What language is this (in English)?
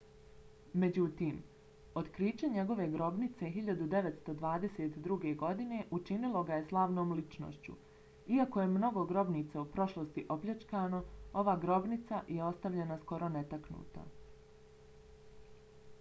Bosnian